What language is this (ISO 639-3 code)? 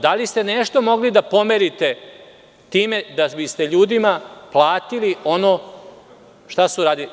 srp